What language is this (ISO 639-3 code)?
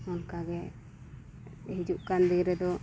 sat